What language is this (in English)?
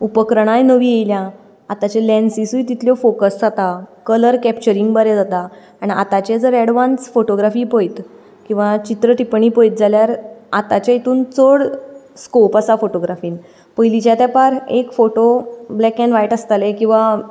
Konkani